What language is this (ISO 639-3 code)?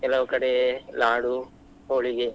kan